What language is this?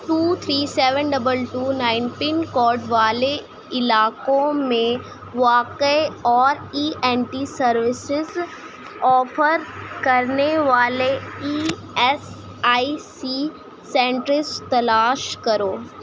Urdu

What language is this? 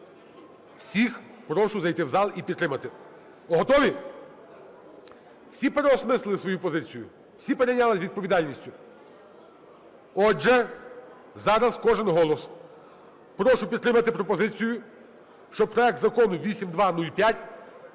Ukrainian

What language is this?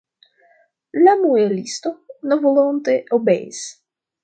Esperanto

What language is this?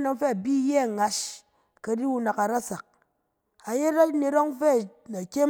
Cen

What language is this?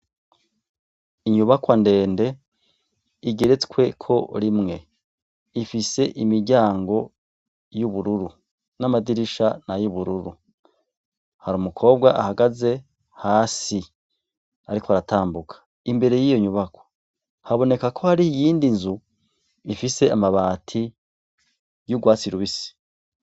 Rundi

